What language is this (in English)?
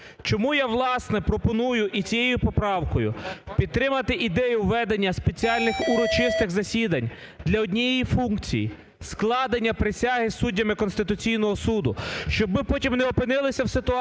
Ukrainian